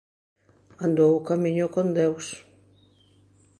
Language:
Galician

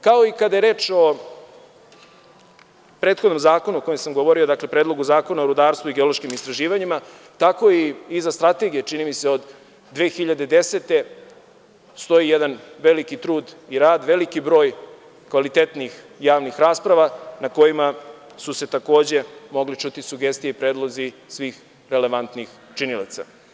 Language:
Serbian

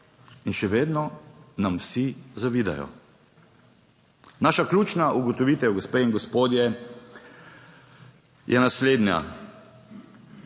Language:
Slovenian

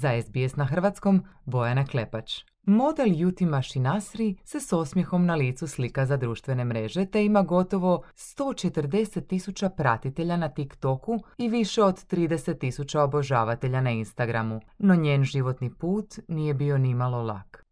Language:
Croatian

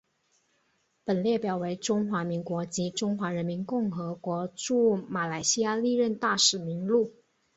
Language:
Chinese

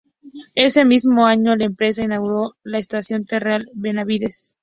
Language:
Spanish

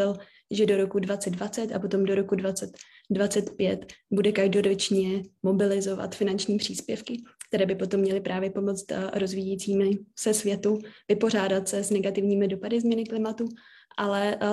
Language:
Czech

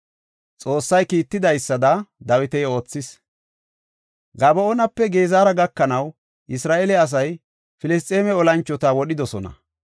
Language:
Gofa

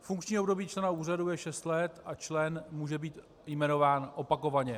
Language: Czech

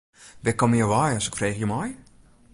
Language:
Western Frisian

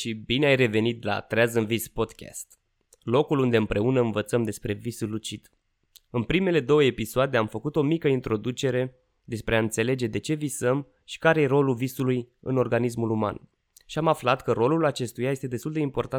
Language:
Romanian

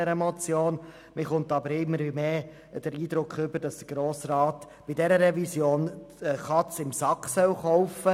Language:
Swiss German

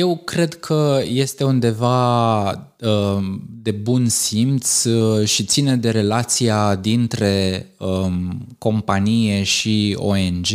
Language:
Romanian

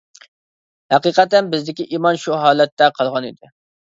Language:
Uyghur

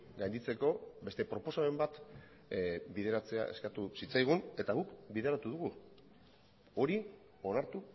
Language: Basque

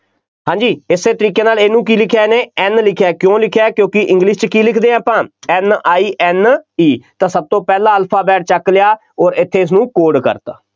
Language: Punjabi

